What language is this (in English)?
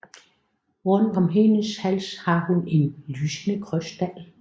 Danish